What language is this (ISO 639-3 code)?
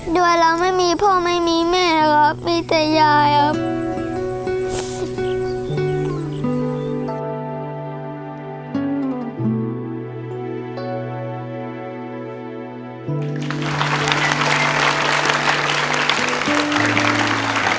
tha